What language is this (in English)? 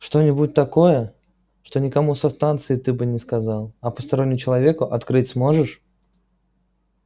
Russian